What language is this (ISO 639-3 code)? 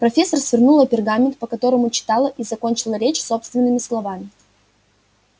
rus